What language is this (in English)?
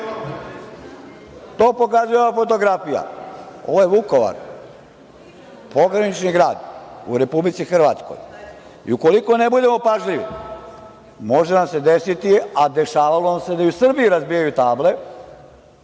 Serbian